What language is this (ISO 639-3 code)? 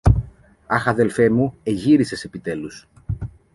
ell